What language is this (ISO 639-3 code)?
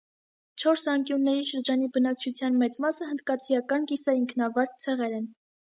hye